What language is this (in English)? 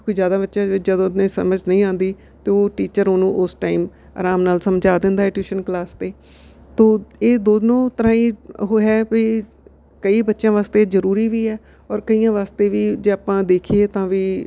Punjabi